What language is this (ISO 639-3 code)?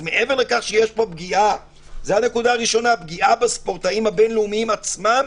heb